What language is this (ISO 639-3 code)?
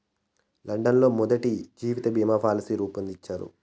tel